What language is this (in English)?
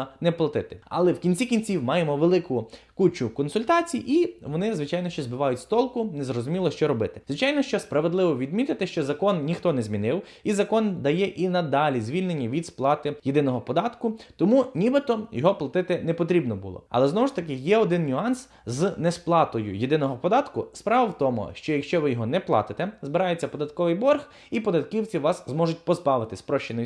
Ukrainian